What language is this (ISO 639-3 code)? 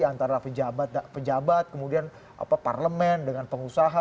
ind